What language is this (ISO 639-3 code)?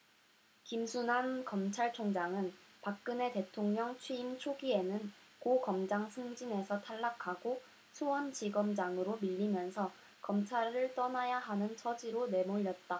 kor